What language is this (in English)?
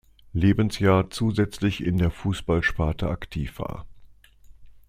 German